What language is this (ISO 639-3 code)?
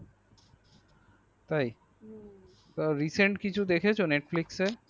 ben